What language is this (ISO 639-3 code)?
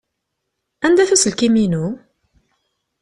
kab